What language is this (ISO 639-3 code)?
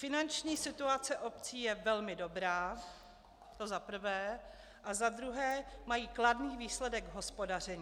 ces